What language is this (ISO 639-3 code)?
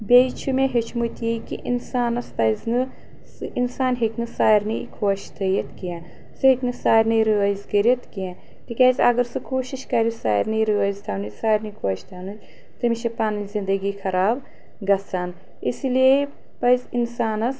kas